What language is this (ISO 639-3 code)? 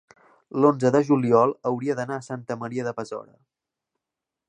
cat